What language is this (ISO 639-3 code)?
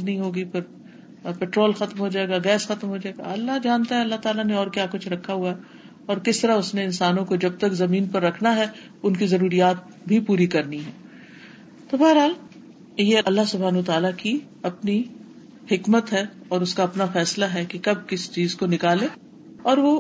urd